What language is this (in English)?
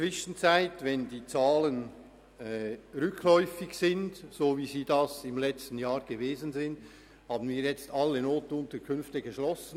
Swiss German